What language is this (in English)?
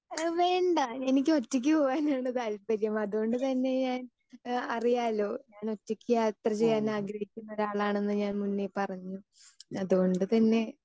Malayalam